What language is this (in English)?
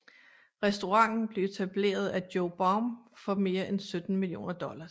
Danish